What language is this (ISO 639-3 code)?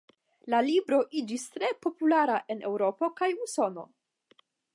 epo